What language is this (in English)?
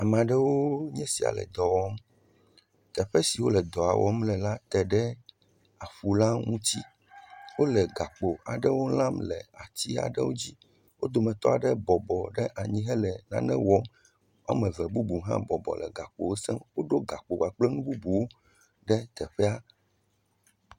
Ewe